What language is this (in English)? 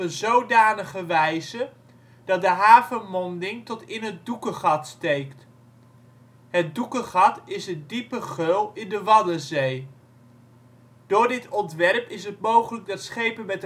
Dutch